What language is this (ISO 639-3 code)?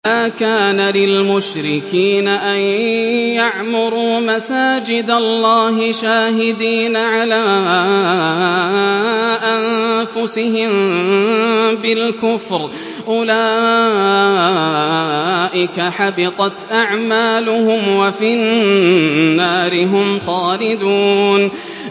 ara